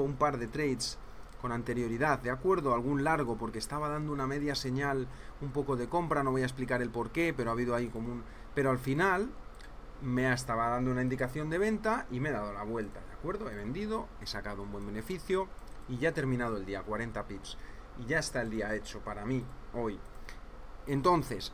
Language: Spanish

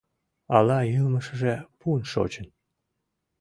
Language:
Mari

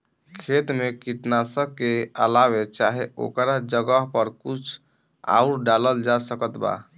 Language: Bhojpuri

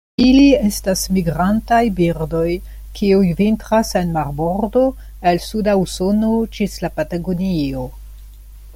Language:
Esperanto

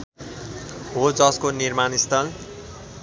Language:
Nepali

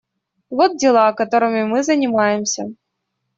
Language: Russian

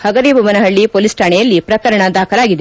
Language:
Kannada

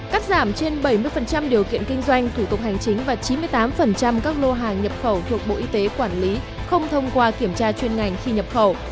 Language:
Vietnamese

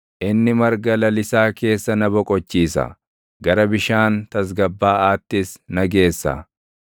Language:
Oromo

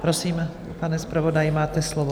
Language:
Czech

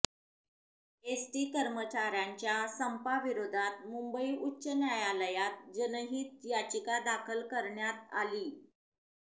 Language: Marathi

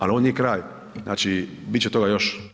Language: Croatian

